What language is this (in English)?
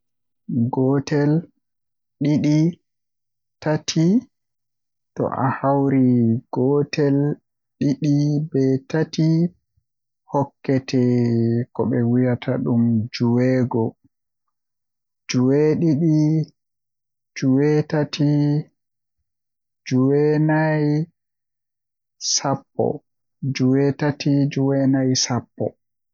Western Niger Fulfulde